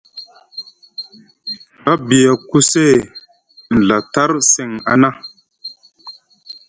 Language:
Musgu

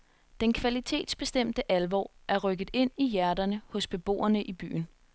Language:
Danish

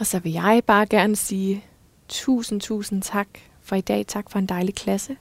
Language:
Danish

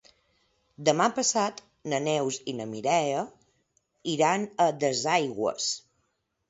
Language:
Catalan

